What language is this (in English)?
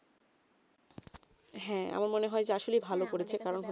Bangla